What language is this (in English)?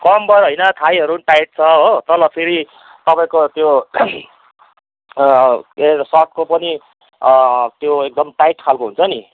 Nepali